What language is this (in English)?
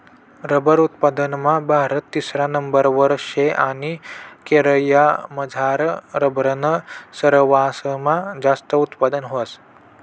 Marathi